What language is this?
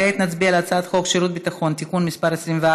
Hebrew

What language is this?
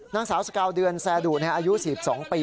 Thai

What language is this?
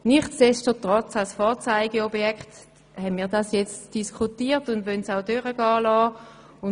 Swiss German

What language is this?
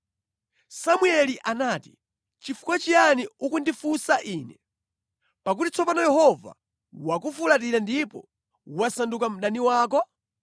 Nyanja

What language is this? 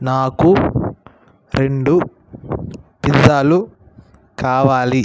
Telugu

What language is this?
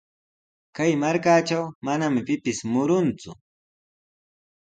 Sihuas Ancash Quechua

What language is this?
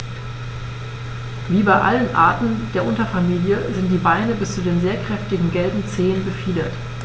German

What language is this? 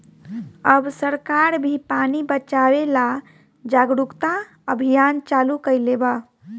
Bhojpuri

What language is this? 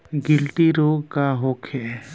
Bhojpuri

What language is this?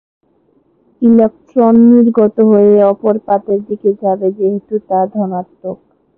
Bangla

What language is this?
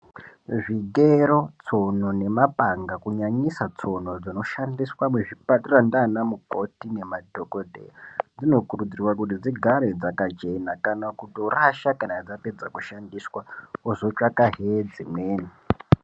Ndau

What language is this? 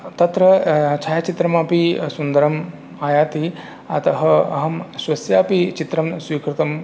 Sanskrit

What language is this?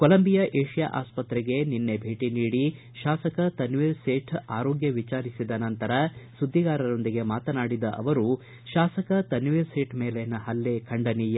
Kannada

